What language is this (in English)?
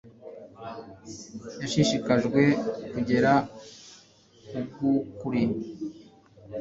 Kinyarwanda